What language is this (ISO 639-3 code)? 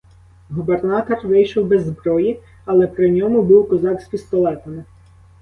ukr